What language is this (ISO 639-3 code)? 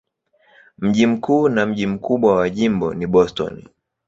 swa